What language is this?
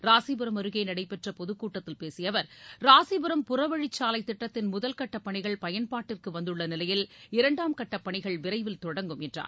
Tamil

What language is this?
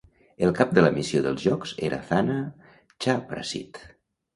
Catalan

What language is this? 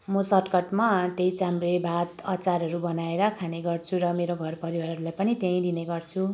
Nepali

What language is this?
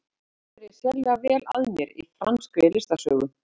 Icelandic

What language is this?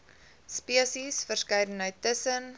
Afrikaans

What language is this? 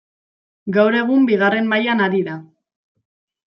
Basque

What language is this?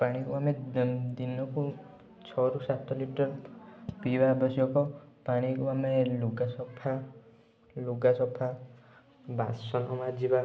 Odia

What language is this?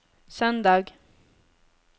Norwegian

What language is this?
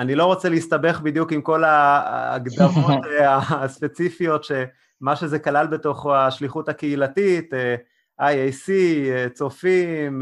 Hebrew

